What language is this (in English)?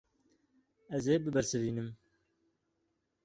Kurdish